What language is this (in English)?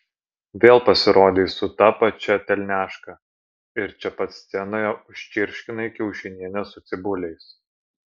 Lithuanian